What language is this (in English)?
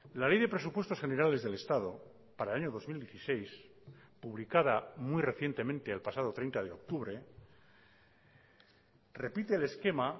Spanish